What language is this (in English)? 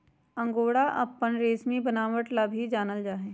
Magahi